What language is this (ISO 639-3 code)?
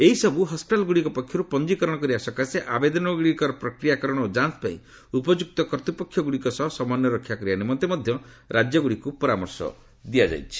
ori